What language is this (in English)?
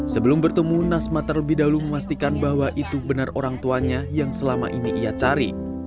Indonesian